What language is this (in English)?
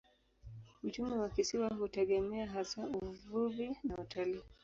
Swahili